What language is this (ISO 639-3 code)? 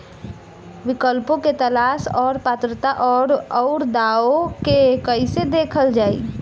bho